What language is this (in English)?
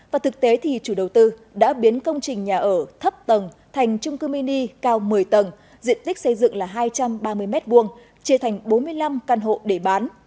Vietnamese